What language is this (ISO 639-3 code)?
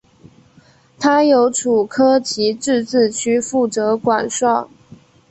zho